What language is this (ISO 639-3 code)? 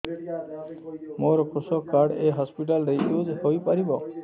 ori